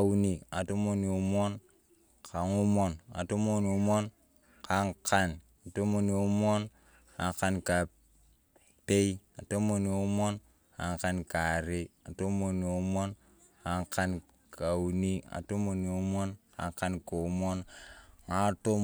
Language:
Turkana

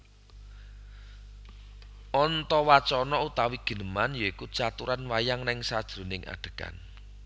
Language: Javanese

